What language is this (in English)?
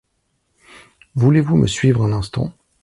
French